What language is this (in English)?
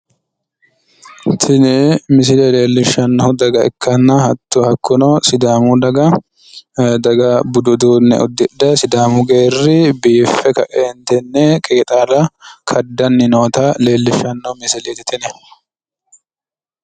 Sidamo